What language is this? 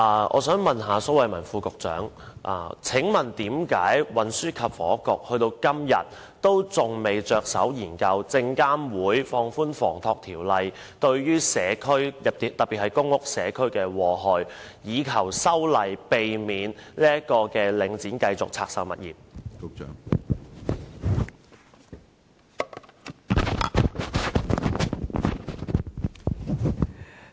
Cantonese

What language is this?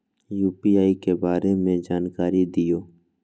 Magahi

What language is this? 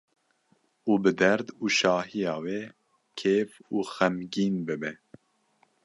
Kurdish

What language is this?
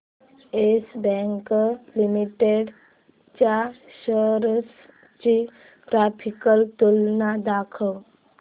Marathi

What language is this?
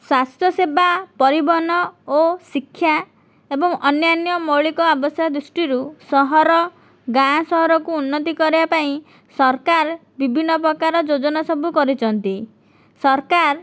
Odia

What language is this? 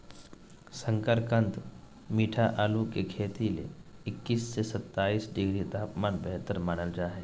Magahi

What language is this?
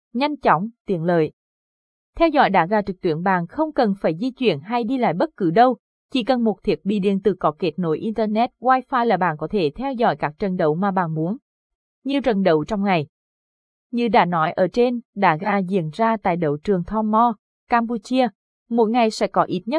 Vietnamese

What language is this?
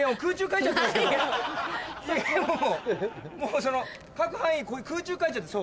Japanese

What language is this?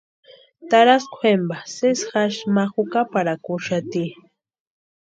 Western Highland Purepecha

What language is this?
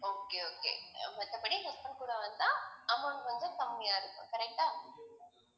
Tamil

